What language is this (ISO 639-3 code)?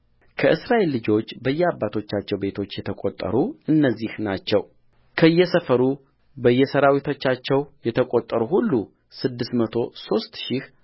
amh